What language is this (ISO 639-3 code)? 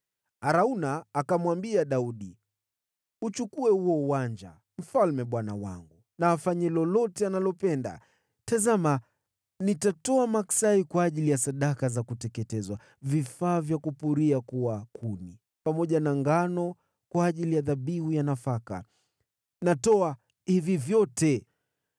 swa